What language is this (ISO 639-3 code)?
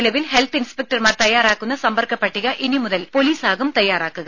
mal